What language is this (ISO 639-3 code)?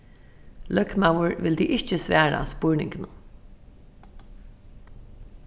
fao